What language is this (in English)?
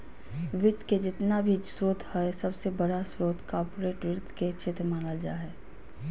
Magahi